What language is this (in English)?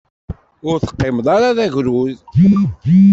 Kabyle